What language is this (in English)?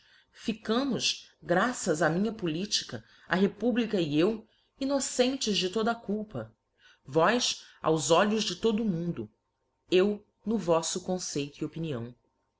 Portuguese